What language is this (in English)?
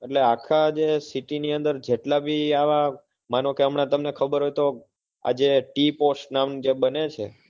Gujarati